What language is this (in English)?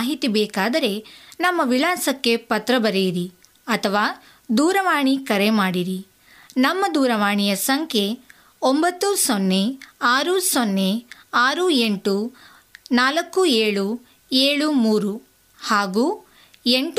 Kannada